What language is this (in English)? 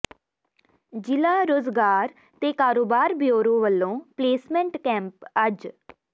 Punjabi